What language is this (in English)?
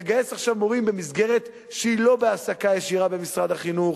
Hebrew